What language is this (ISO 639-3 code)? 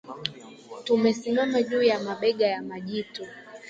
swa